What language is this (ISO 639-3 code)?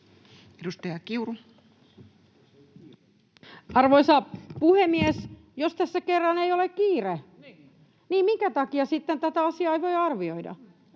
fin